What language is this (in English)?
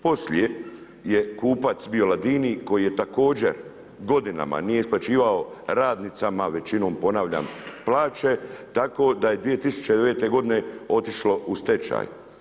Croatian